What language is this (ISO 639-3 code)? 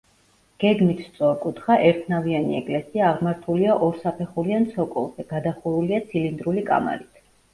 kat